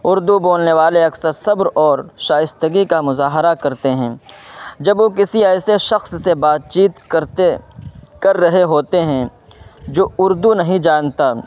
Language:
Urdu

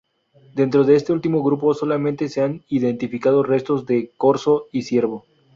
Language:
Spanish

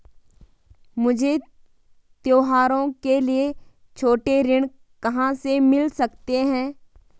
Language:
Hindi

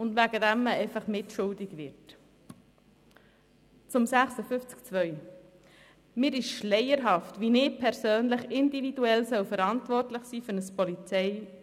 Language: Swiss German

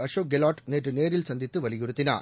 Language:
Tamil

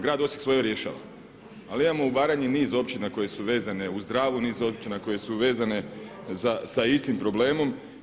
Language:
Croatian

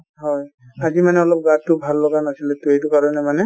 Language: Assamese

